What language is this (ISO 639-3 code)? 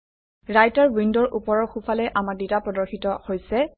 asm